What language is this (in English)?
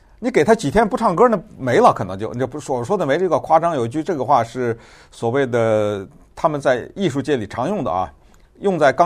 Chinese